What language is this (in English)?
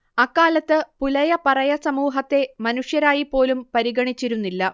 Malayalam